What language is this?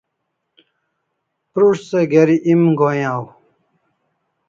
Kalasha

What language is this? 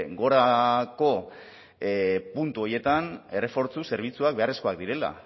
Basque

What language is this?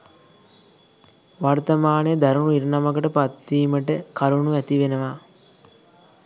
Sinhala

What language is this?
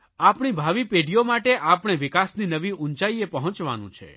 Gujarati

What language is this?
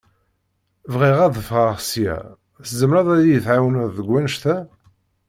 Kabyle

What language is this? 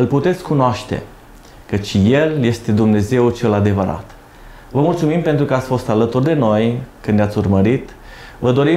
Romanian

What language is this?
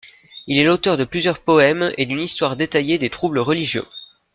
French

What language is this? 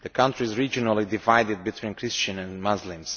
English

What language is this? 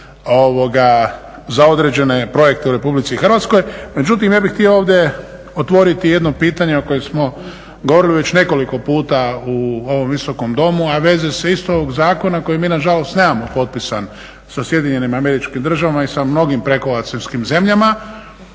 Croatian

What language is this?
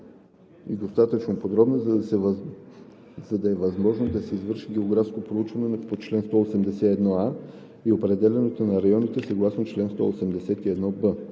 Bulgarian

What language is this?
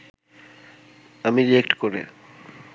Bangla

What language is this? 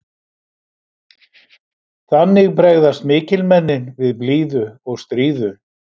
Icelandic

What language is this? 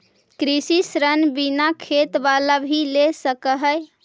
Magahi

